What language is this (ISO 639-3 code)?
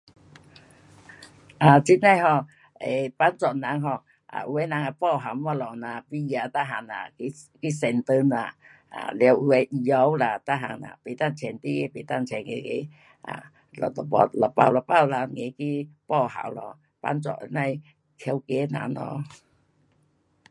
cpx